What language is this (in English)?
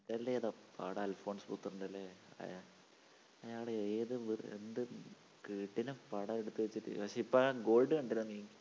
Malayalam